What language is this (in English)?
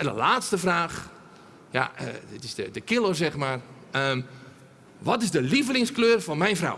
Dutch